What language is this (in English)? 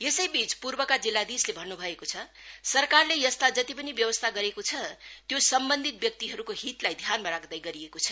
Nepali